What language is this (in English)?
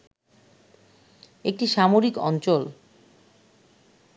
Bangla